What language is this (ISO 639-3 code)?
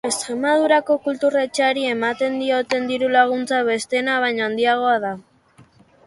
eus